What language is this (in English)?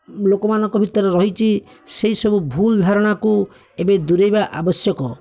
Odia